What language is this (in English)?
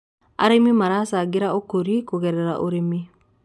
Kikuyu